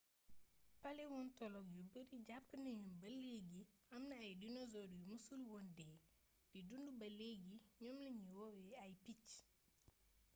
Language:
Wolof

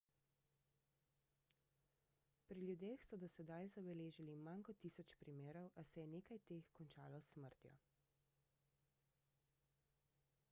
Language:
Slovenian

